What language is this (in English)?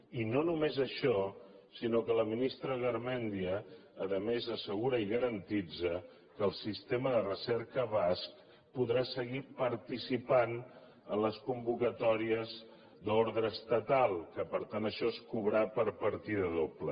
Catalan